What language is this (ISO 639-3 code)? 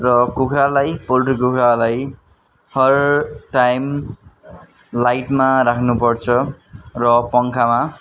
nep